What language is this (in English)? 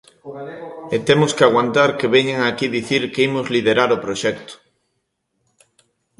Galician